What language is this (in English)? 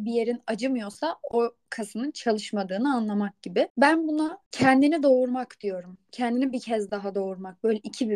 Turkish